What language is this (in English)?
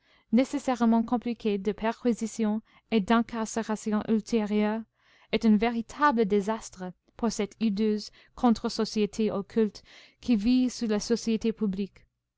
French